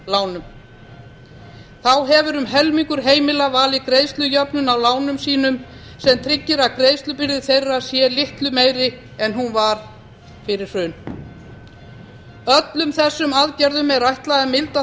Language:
Icelandic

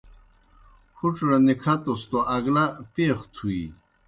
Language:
Kohistani Shina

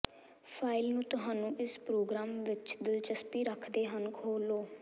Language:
Punjabi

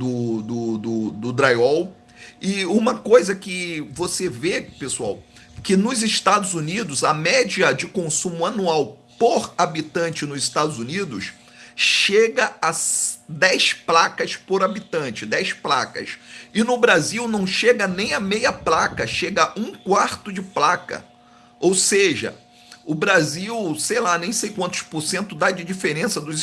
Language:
Portuguese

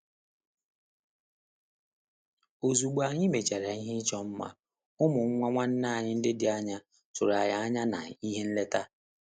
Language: Igbo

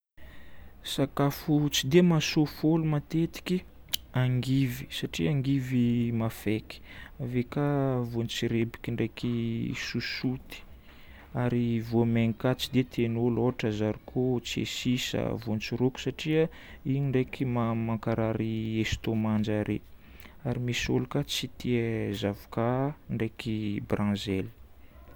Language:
Northern Betsimisaraka Malagasy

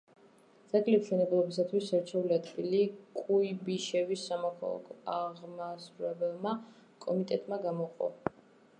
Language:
Georgian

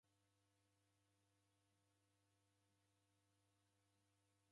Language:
Taita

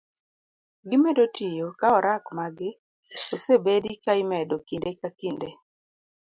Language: Luo (Kenya and Tanzania)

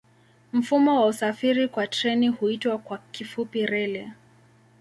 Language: Swahili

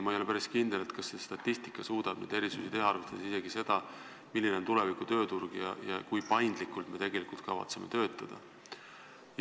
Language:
Estonian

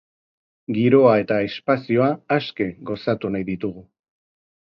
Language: Basque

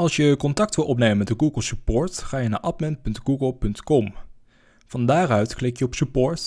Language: Dutch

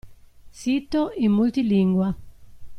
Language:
Italian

